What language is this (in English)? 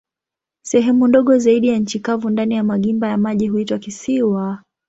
Swahili